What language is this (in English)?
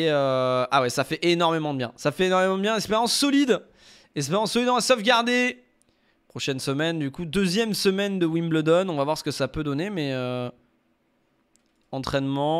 French